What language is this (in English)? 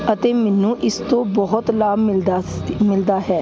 Punjabi